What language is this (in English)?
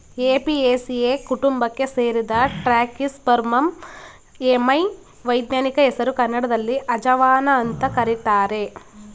Kannada